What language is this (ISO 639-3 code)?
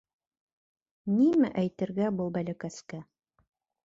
bak